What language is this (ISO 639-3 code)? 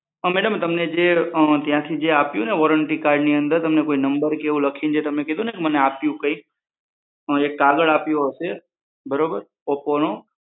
guj